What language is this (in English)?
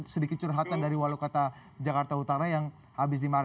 Indonesian